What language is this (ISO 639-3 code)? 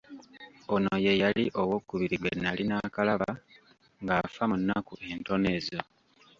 lug